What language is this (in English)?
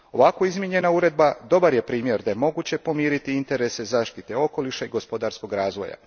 Croatian